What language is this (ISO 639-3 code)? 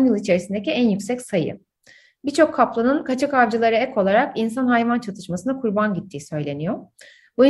tur